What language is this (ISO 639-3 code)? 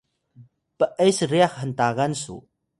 tay